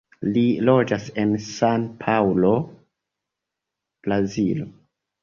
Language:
Esperanto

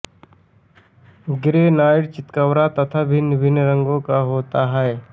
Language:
Hindi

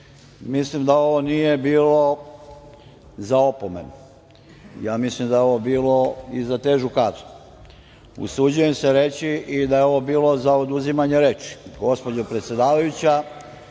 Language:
Serbian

